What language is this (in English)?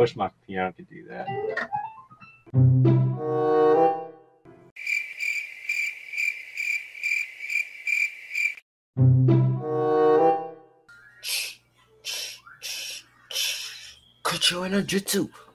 English